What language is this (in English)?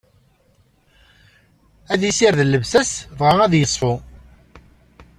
Kabyle